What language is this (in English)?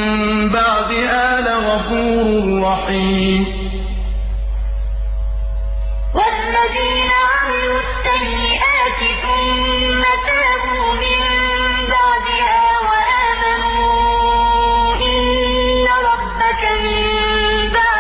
Arabic